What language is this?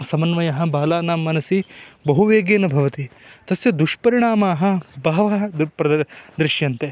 Sanskrit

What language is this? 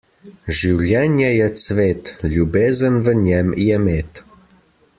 Slovenian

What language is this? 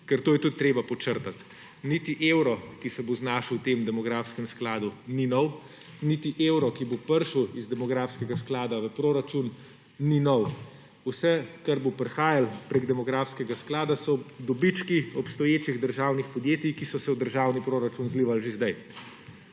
Slovenian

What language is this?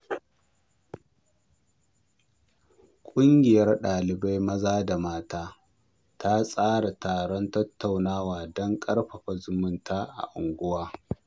Hausa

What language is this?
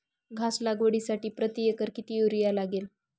Marathi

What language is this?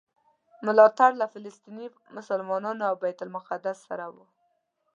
Pashto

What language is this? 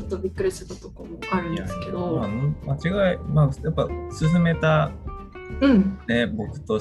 Japanese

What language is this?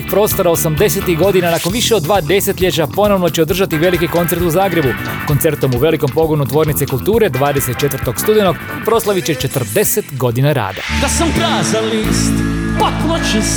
Croatian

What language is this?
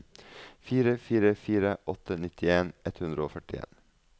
Norwegian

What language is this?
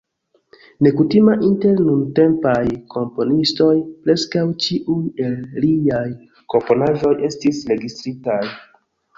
Esperanto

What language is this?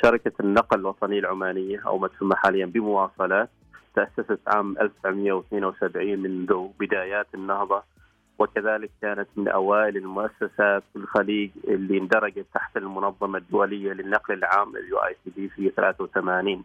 Arabic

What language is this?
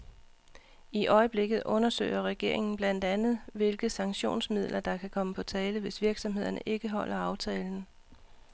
Danish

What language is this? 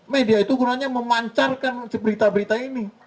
Indonesian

